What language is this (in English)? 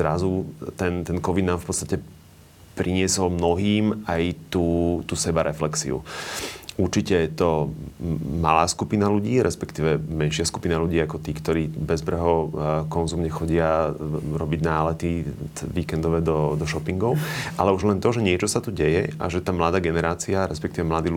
Slovak